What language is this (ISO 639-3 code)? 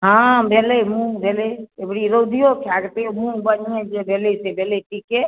mai